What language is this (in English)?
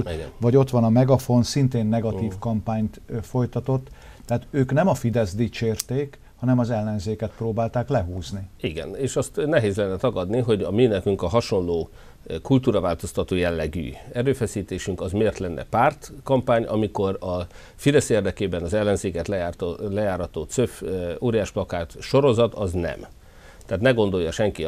Hungarian